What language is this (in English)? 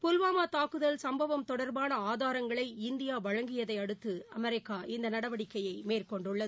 Tamil